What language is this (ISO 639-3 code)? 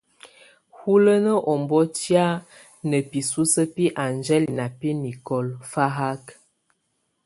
tvu